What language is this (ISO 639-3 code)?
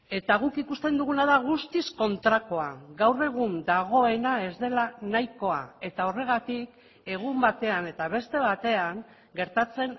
eus